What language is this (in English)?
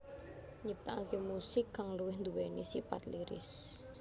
Javanese